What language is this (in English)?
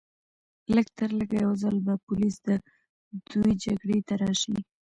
Pashto